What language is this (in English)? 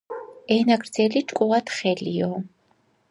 Georgian